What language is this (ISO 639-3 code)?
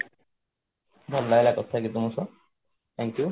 ori